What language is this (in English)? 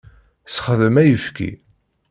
Kabyle